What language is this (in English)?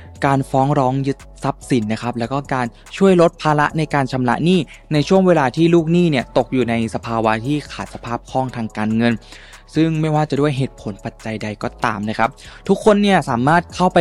Thai